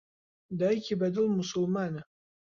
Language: Central Kurdish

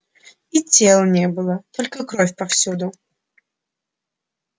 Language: Russian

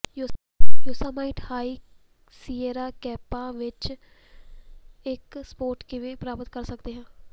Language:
Punjabi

